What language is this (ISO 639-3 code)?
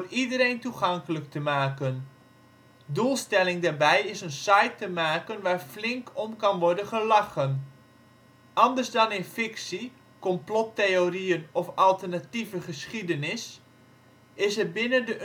nld